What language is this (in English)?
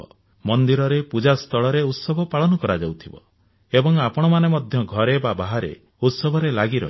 Odia